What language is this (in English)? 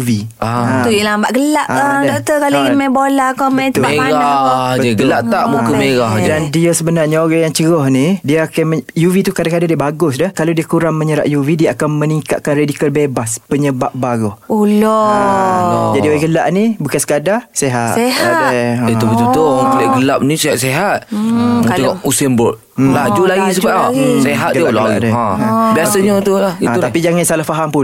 Malay